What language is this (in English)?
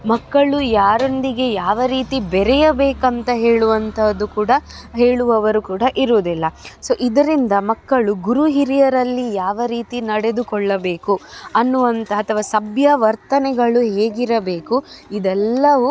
Kannada